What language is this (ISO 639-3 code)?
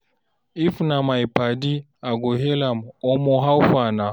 pcm